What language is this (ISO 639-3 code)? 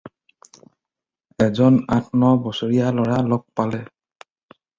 asm